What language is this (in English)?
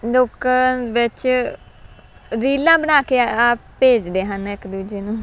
Punjabi